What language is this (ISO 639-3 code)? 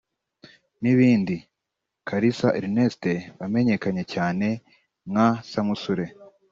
kin